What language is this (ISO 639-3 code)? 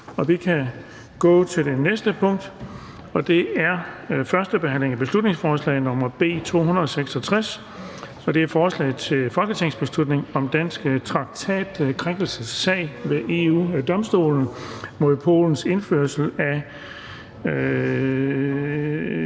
dan